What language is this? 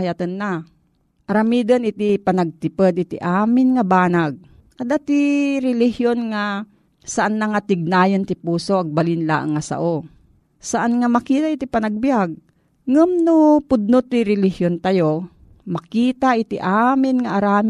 Filipino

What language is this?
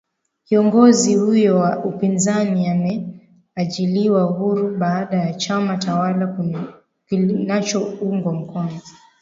Swahili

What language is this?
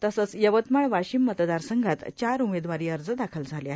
Marathi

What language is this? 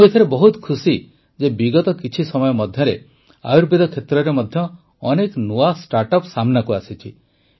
Odia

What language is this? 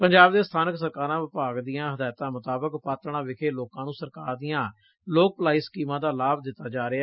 Punjabi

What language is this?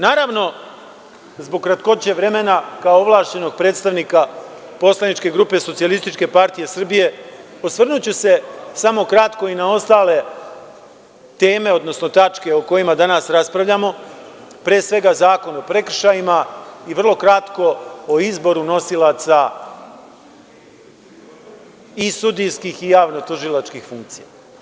Serbian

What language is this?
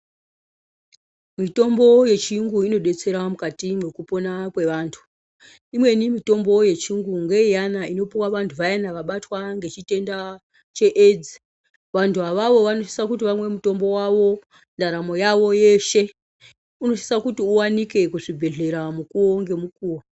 Ndau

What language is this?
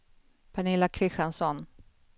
Swedish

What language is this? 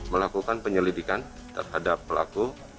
Indonesian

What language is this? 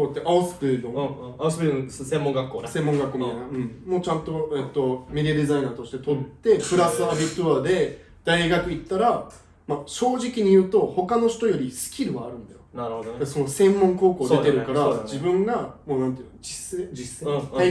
Japanese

